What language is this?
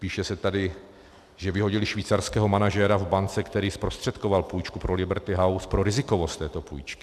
Czech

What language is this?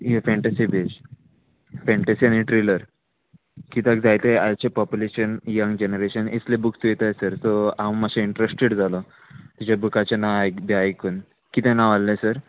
Konkani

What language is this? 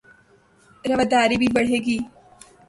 Urdu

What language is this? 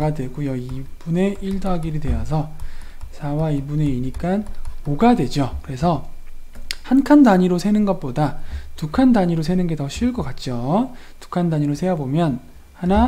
Korean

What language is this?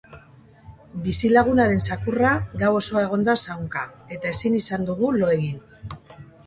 Basque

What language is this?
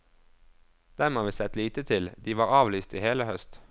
Norwegian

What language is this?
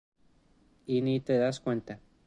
Spanish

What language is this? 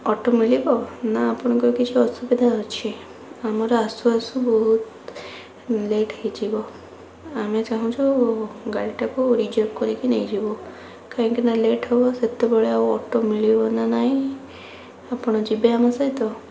Odia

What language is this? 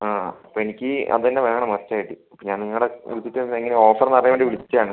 Malayalam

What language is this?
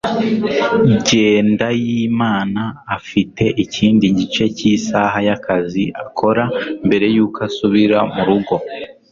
Kinyarwanda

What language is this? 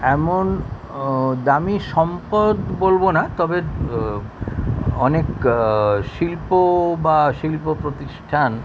Bangla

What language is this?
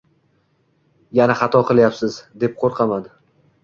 Uzbek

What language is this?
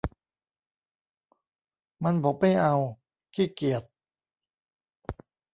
Thai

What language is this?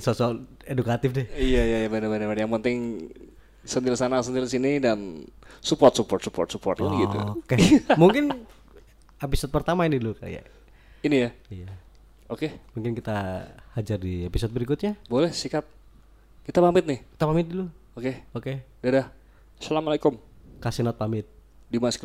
Indonesian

